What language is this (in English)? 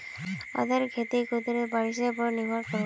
Magahi